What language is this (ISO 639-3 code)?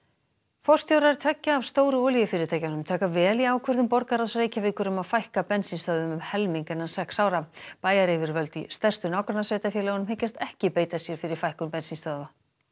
isl